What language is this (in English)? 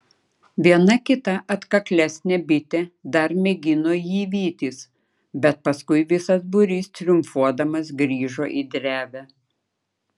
Lithuanian